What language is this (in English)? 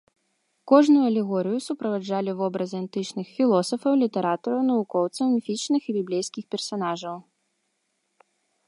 Belarusian